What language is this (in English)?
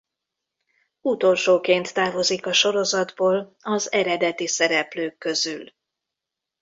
Hungarian